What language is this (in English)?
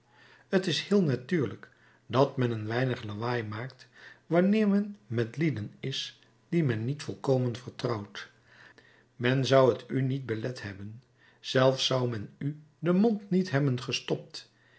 Dutch